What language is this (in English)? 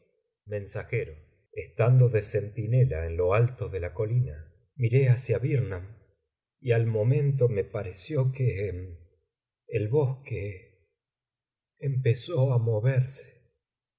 Spanish